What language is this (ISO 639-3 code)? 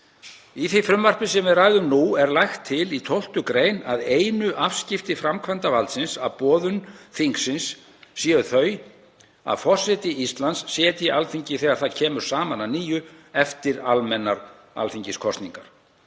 isl